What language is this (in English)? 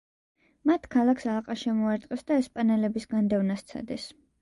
Georgian